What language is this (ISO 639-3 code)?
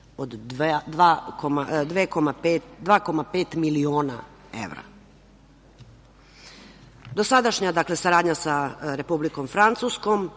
srp